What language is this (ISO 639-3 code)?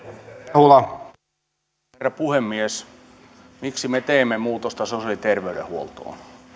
fin